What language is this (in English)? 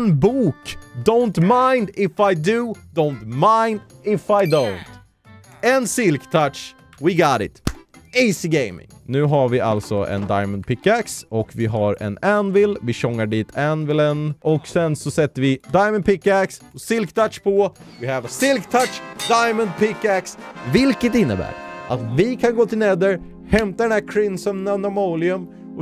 Swedish